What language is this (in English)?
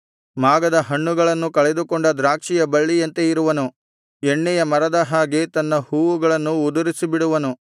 Kannada